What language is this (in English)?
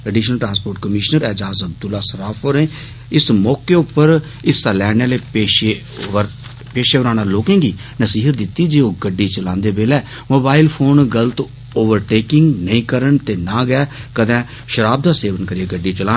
Dogri